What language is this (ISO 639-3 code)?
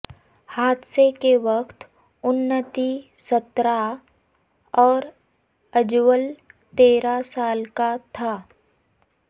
urd